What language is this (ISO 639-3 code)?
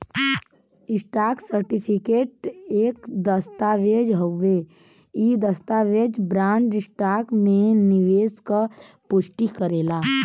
bho